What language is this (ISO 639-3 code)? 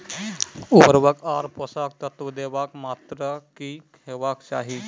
mai